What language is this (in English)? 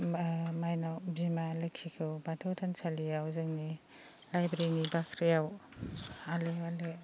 Bodo